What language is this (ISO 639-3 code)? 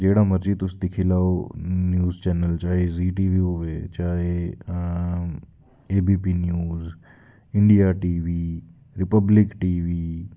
doi